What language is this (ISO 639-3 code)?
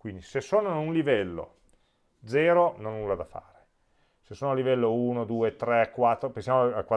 ita